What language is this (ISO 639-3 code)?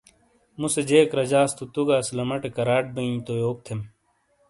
scl